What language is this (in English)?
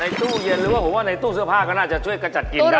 Thai